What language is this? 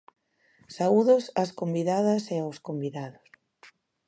Galician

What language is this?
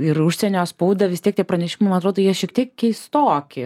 Lithuanian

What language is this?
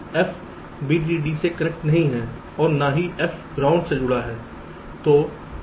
Hindi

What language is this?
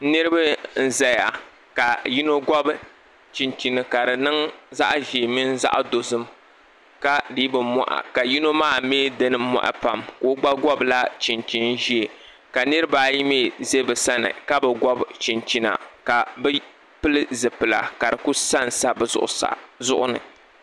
Dagbani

